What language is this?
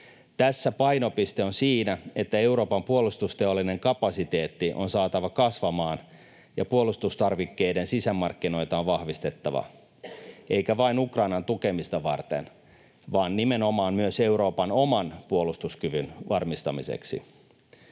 Finnish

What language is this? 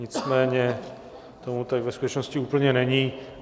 Czech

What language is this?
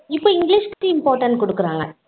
Tamil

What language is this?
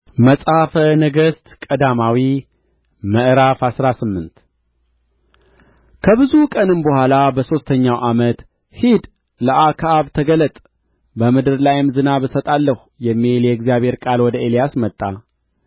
Amharic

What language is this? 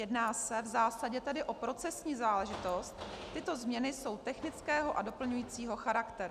Czech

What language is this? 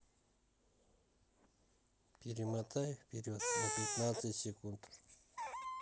Russian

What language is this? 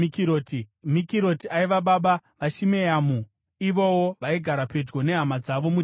Shona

